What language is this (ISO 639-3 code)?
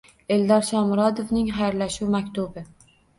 uzb